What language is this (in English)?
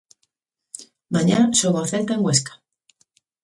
Galician